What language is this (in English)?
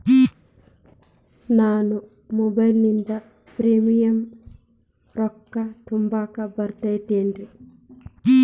Kannada